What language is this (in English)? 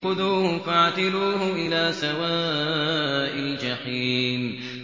Arabic